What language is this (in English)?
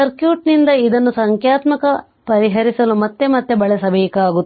Kannada